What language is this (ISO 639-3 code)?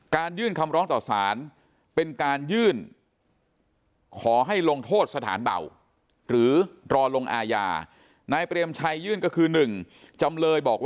tha